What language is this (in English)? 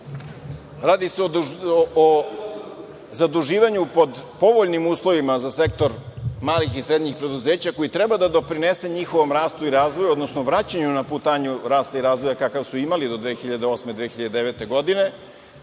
Serbian